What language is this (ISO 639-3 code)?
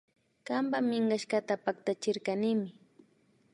qvi